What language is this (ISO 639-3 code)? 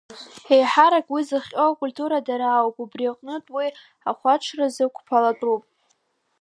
abk